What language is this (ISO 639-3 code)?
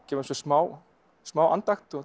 isl